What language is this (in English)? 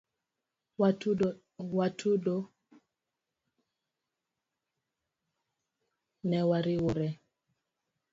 Luo (Kenya and Tanzania)